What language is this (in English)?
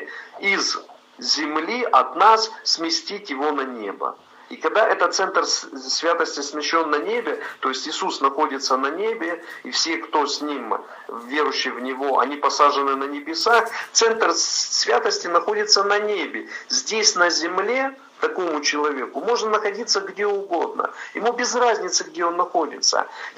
Russian